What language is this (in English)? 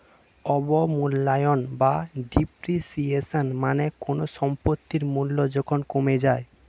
Bangla